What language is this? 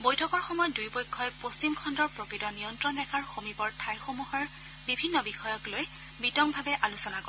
Assamese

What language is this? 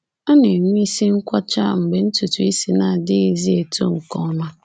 Igbo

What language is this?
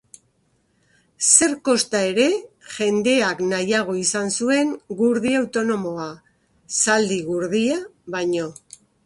Basque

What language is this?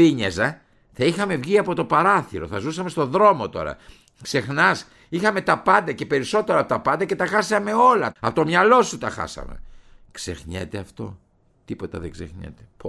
Greek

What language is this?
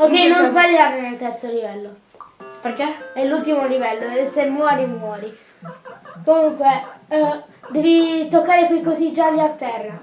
Italian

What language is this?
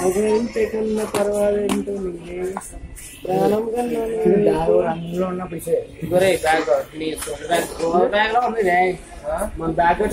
Thai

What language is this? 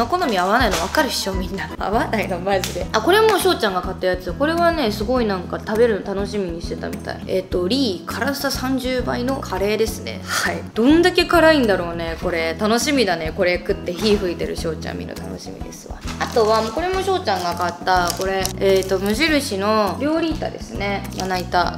Japanese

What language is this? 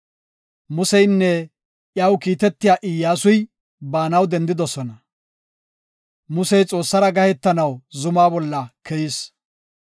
Gofa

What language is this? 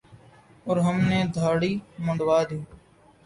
Urdu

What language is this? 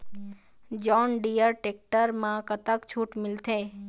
Chhattisgarhi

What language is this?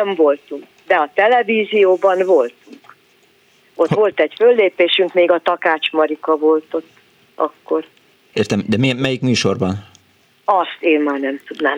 Hungarian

